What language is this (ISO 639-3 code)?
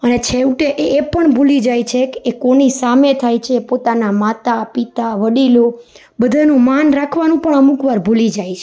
guj